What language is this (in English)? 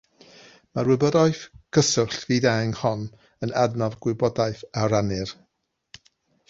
Welsh